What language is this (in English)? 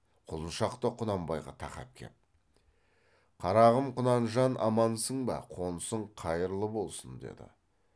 Kazakh